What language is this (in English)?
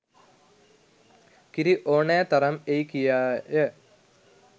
Sinhala